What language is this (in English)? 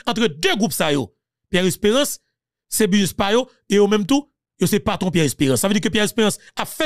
French